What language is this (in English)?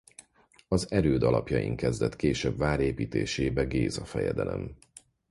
Hungarian